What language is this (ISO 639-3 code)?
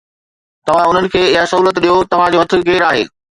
snd